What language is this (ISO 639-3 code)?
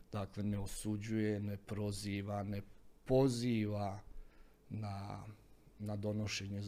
hrv